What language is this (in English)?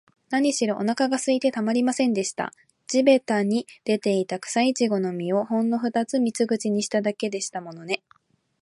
Japanese